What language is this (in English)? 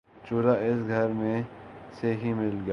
Urdu